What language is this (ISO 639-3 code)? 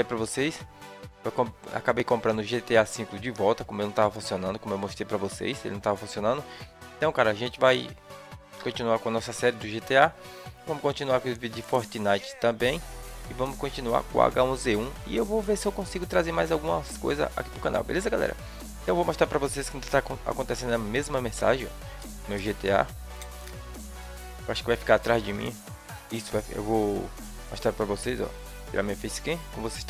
por